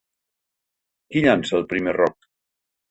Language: Catalan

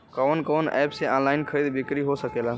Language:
Bhojpuri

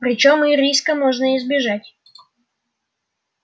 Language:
Russian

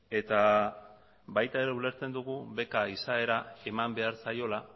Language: Basque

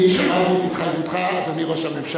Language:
Hebrew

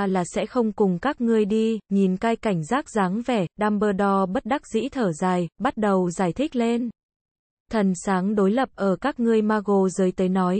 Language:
Vietnamese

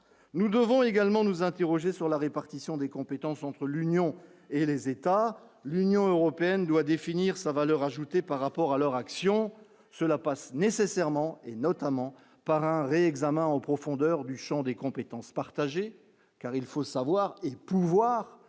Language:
French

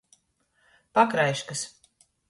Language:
Latgalian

